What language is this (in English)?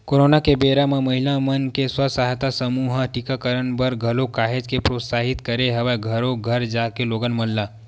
Chhattisgarhi